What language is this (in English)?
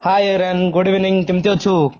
Odia